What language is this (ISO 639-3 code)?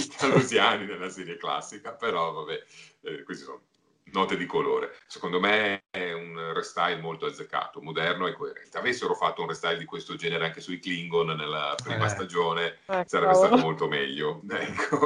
ita